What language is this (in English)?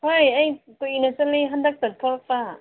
Manipuri